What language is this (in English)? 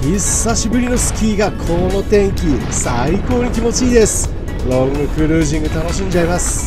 Japanese